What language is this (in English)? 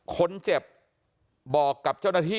Thai